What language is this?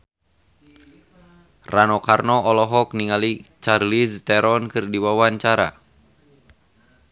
Sundanese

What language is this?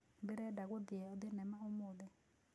Kikuyu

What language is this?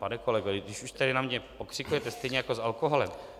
Czech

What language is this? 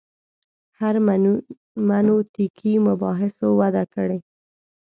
Pashto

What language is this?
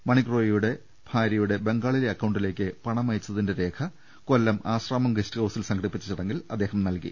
Malayalam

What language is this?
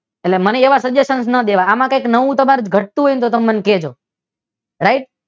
Gujarati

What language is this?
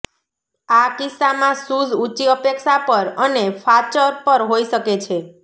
Gujarati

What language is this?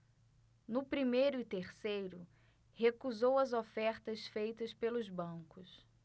Portuguese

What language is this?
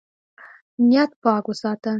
Pashto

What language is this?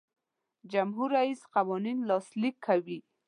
Pashto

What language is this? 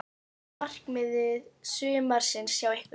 Icelandic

